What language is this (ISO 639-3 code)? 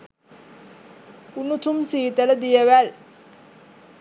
sin